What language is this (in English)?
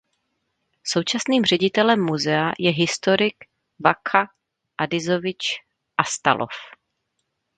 Czech